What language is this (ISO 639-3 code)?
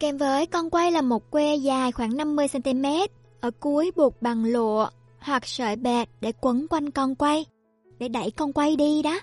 vie